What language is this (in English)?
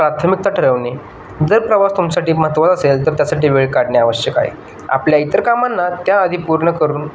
Marathi